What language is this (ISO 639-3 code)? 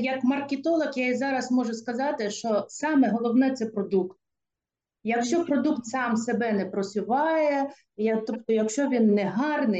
ukr